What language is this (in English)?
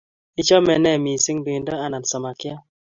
Kalenjin